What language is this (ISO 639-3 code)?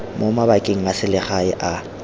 tsn